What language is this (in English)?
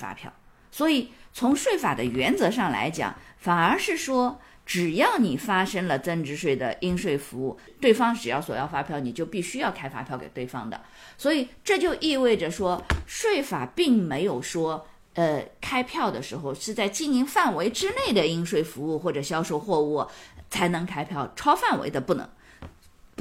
Chinese